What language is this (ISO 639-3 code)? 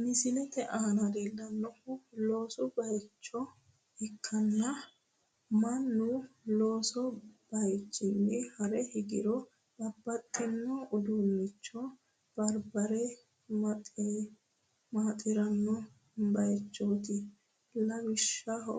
sid